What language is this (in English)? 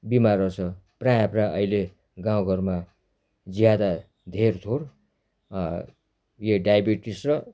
Nepali